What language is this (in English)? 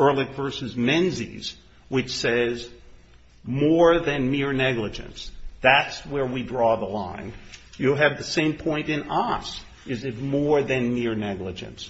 English